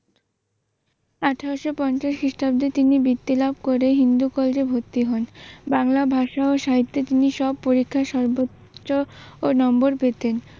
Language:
Bangla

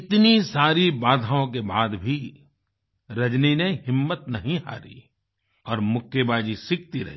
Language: Hindi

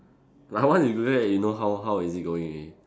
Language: English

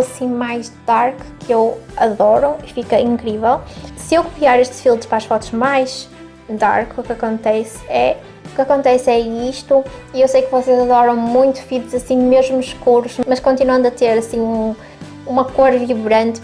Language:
Portuguese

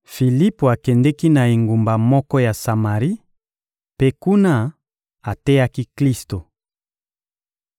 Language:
Lingala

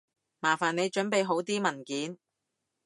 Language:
Cantonese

